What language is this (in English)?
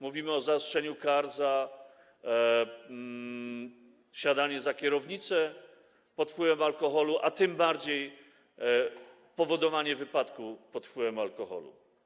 Polish